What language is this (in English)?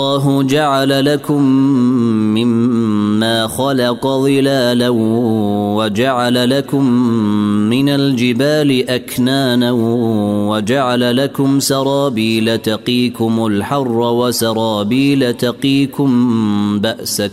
Arabic